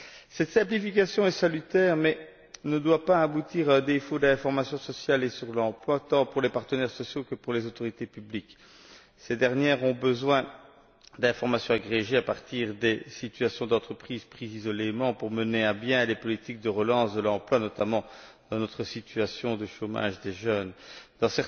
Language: French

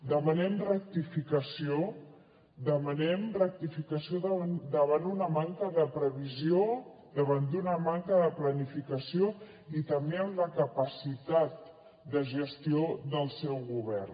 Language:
Catalan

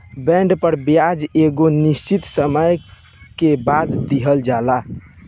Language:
Bhojpuri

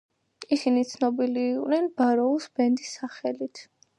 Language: Georgian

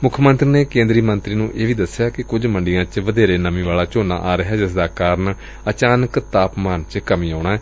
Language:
Punjabi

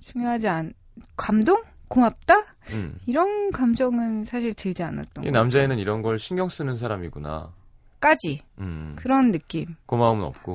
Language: Korean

